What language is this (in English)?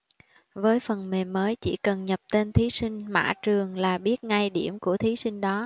Vietnamese